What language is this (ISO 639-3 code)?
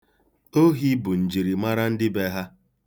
ibo